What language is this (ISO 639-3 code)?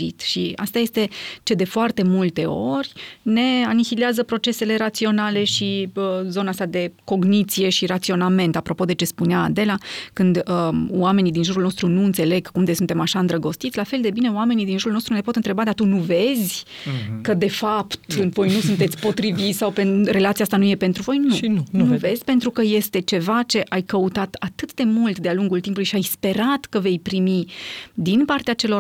ron